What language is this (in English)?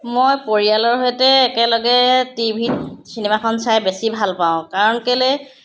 Assamese